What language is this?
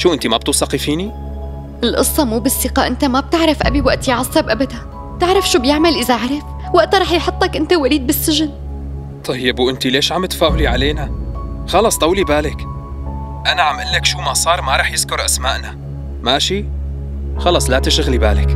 Arabic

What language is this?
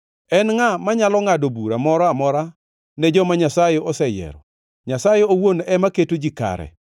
Luo (Kenya and Tanzania)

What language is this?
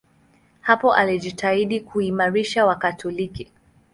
Swahili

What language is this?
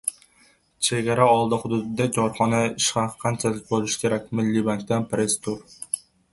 Uzbek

